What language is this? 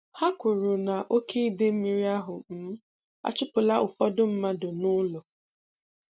Igbo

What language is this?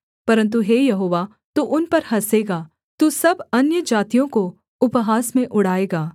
Hindi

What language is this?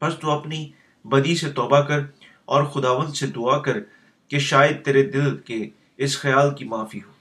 Urdu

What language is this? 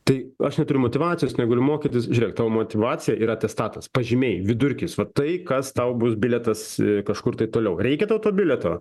Lithuanian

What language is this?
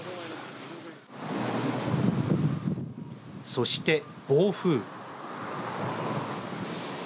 Japanese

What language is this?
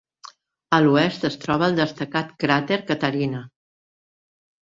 Catalan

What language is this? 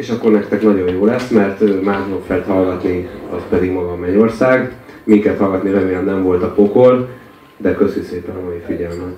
Hungarian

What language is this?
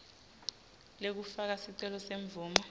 Swati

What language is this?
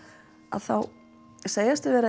Icelandic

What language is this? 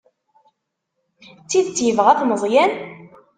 Kabyle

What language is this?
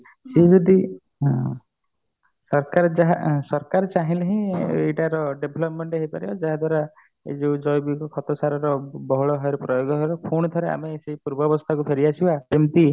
Odia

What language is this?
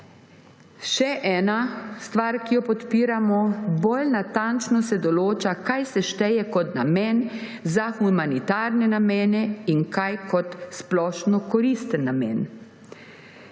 Slovenian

